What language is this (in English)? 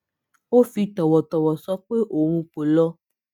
Yoruba